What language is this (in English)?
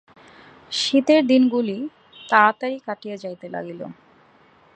Bangla